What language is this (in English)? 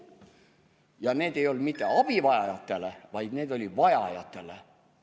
Estonian